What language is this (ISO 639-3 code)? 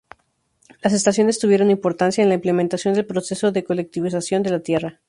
spa